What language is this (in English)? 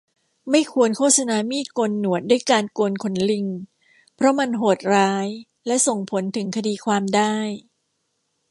Thai